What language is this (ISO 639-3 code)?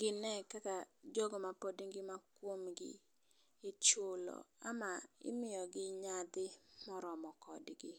luo